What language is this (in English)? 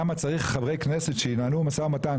Hebrew